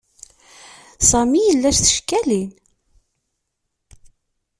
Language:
Kabyle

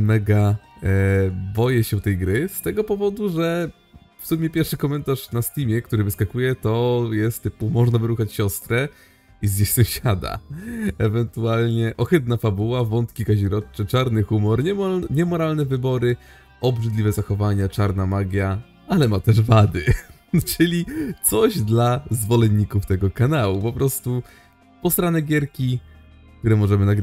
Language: Polish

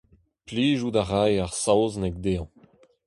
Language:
Breton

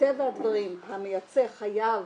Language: Hebrew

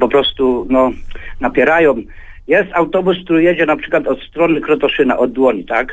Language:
Polish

